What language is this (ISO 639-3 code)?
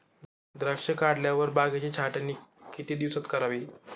mar